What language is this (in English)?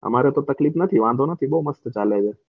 Gujarati